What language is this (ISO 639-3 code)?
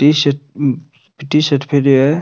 raj